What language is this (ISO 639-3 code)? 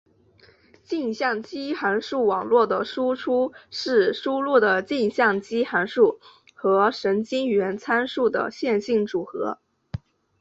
zho